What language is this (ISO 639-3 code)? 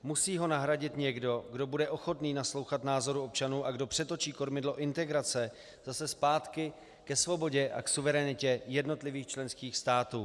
ces